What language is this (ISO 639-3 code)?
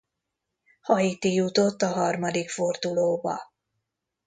hun